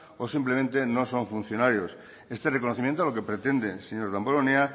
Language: Spanish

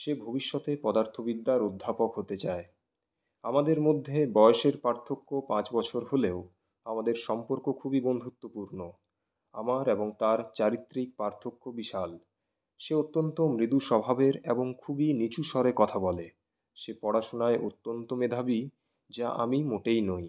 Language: Bangla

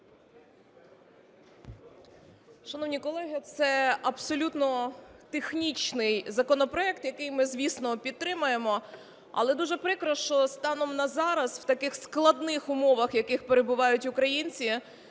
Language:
Ukrainian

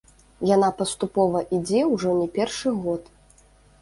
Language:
Belarusian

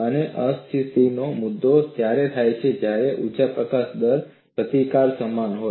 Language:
Gujarati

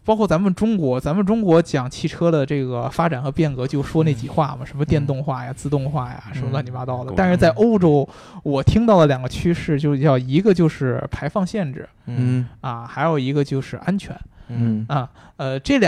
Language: Chinese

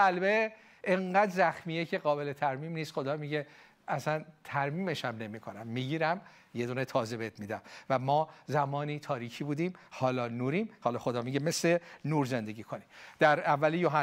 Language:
Persian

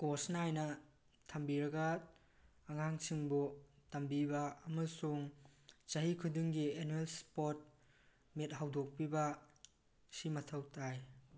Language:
Manipuri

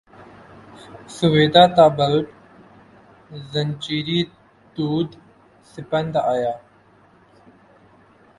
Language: Urdu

